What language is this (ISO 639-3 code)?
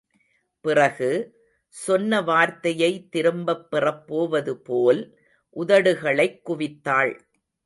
tam